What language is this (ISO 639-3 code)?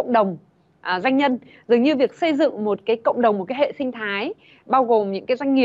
vie